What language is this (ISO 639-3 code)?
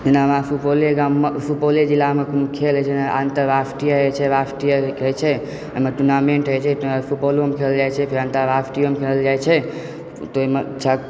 mai